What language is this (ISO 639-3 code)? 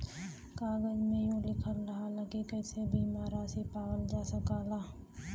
bho